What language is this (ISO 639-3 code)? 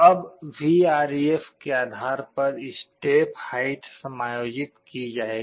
hin